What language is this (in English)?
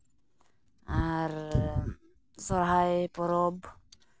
Santali